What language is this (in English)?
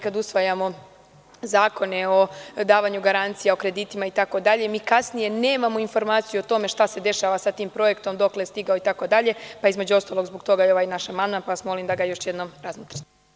Serbian